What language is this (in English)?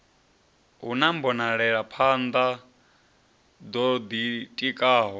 Venda